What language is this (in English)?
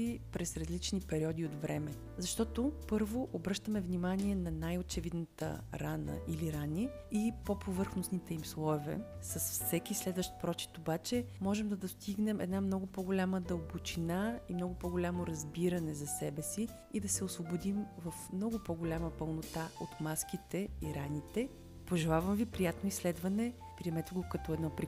Bulgarian